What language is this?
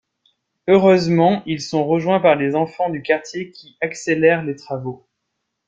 French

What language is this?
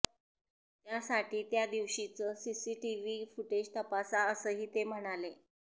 Marathi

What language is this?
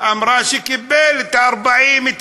Hebrew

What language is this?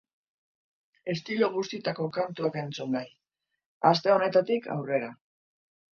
Basque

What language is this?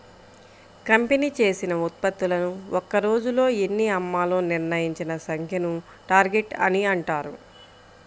Telugu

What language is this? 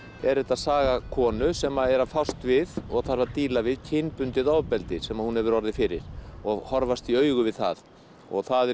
Icelandic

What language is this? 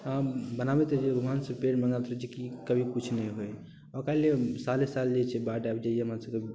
Maithili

